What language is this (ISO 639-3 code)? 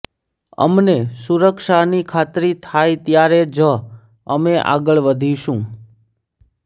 guj